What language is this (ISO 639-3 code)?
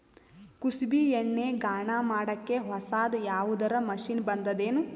kan